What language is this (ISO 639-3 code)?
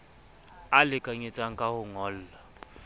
sot